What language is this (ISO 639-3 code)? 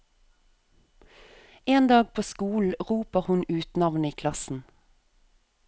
nor